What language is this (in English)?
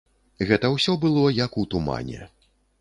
Belarusian